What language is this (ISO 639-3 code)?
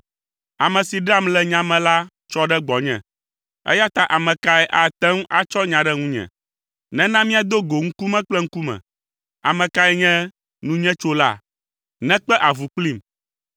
ewe